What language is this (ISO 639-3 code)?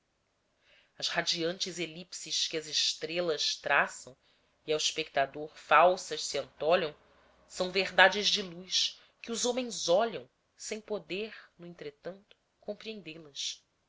por